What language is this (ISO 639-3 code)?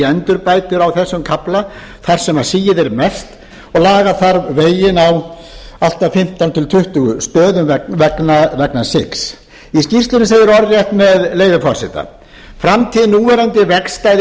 isl